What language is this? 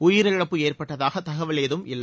Tamil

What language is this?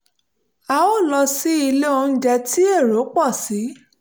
Yoruba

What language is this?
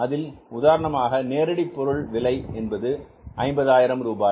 Tamil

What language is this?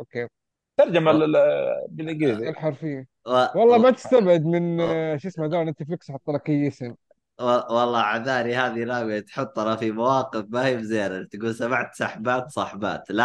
Arabic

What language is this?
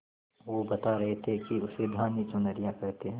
Hindi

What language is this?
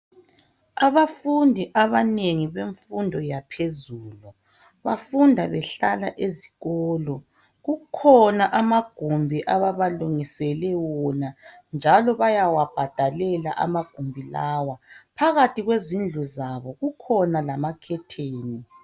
North Ndebele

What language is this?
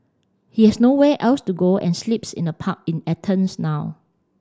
English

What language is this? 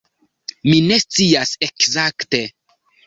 Esperanto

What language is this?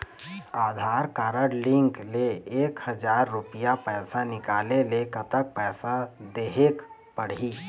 Chhattisgarhi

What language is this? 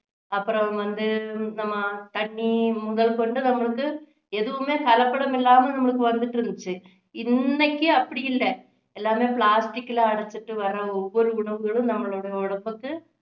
Tamil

